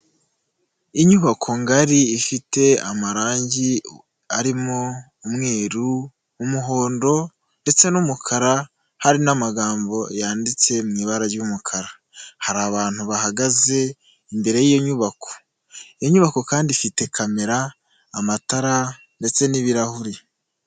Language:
Kinyarwanda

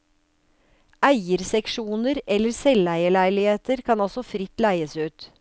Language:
Norwegian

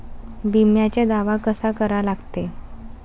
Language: Marathi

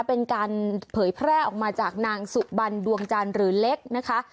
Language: Thai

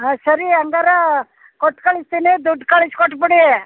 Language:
Kannada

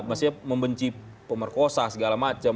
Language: Indonesian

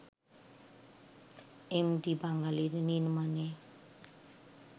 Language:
Bangla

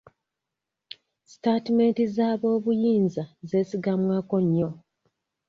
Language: Ganda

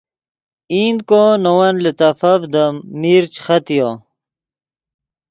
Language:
Yidgha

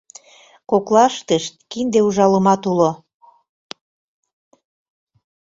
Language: Mari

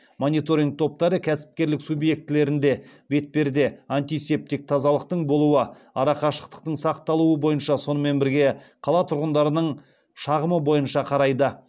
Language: Kazakh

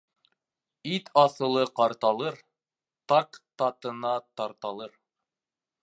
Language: Bashkir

